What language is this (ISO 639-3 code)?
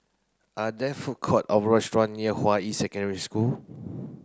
eng